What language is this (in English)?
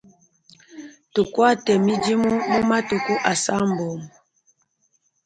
Luba-Lulua